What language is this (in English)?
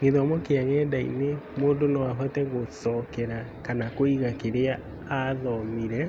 Kikuyu